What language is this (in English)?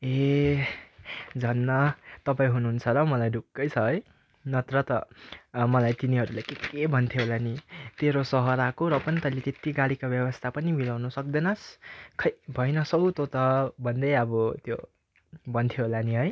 Nepali